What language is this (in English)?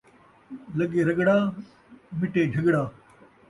Saraiki